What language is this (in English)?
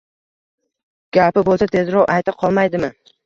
Uzbek